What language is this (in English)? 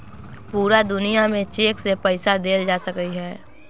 Magahi